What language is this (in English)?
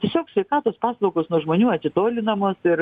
Lithuanian